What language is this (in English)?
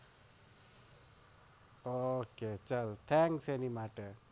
Gujarati